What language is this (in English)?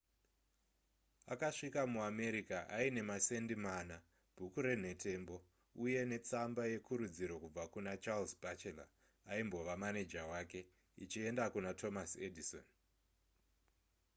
Shona